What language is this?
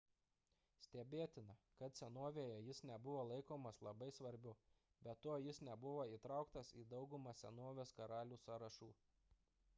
Lithuanian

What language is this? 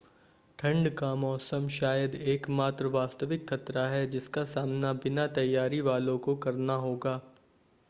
Hindi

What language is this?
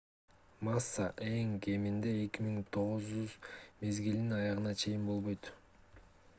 Kyrgyz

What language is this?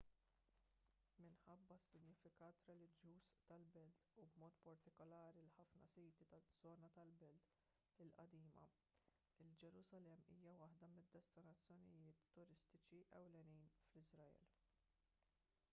Maltese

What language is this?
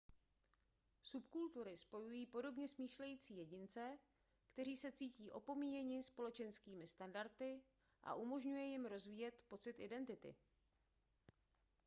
Czech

